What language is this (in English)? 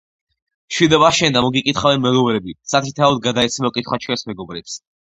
Georgian